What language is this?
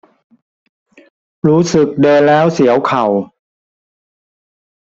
Thai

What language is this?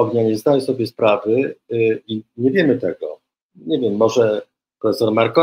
Polish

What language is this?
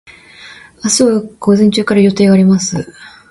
Japanese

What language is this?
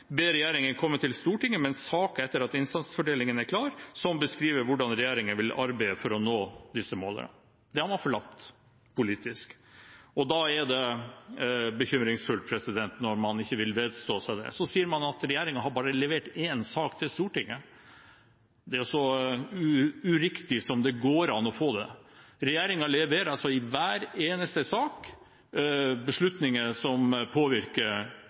Norwegian Bokmål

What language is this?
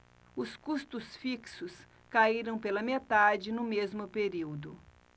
Portuguese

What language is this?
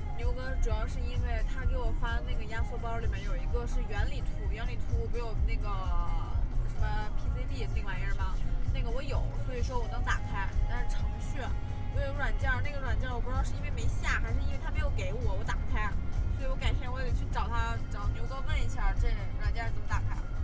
Chinese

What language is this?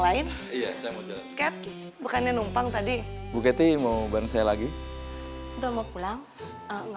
Indonesian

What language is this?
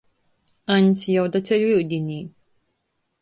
Latgalian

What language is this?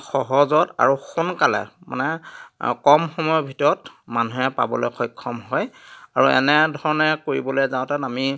Assamese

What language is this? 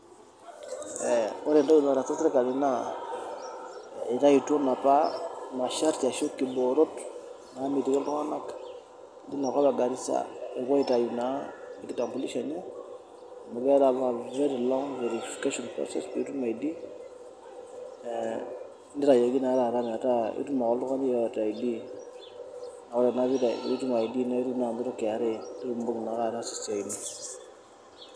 Masai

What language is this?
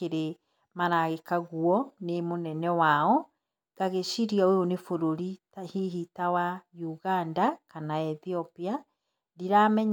Kikuyu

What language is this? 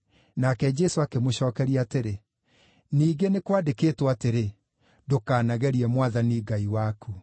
Kikuyu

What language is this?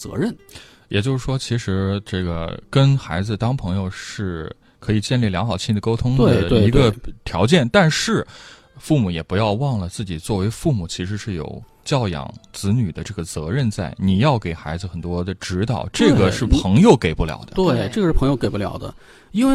Chinese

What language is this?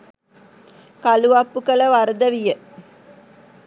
Sinhala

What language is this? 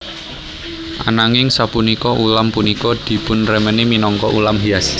Javanese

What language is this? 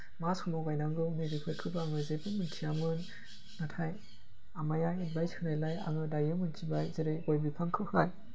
Bodo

